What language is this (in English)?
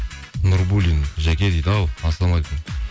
Kazakh